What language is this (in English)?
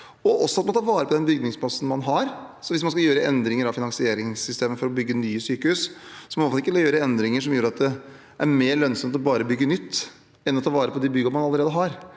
Norwegian